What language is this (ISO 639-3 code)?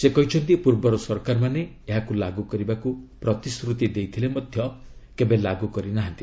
ori